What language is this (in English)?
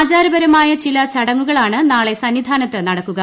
Malayalam